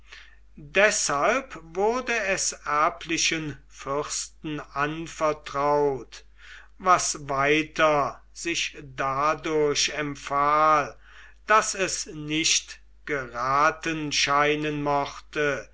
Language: German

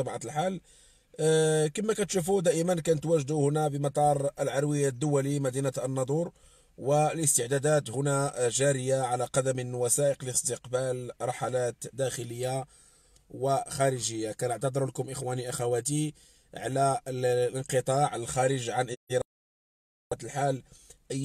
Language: Arabic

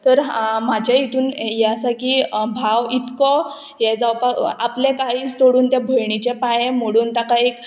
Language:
Konkani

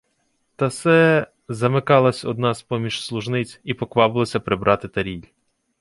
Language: Ukrainian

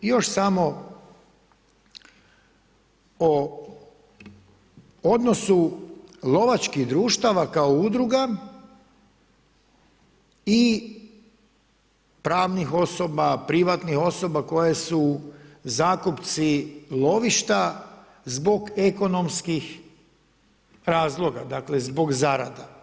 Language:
Croatian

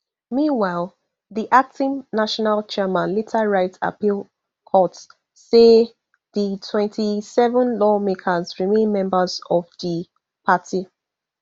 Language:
Nigerian Pidgin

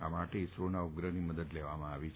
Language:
Gujarati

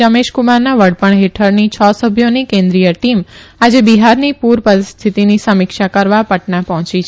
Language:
Gujarati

